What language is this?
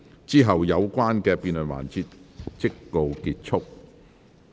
Cantonese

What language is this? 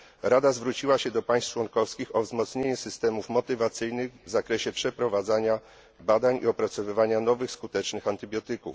Polish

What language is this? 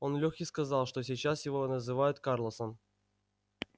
Russian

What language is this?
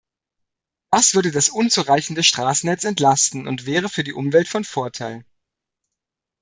German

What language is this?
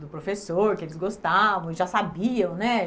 Portuguese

